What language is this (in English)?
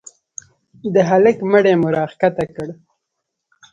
Pashto